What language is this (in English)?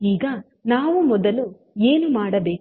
Kannada